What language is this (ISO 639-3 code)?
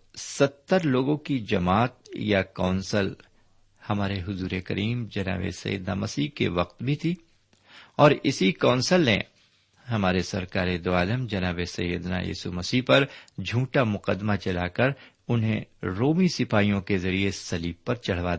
urd